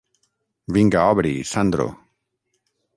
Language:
Catalan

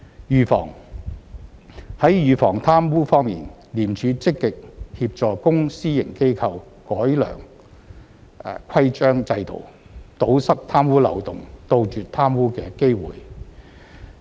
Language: Cantonese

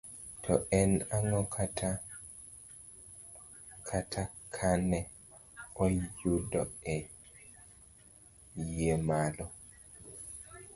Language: Luo (Kenya and Tanzania)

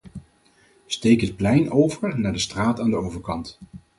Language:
Dutch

